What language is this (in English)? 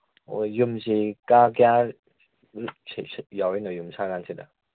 Manipuri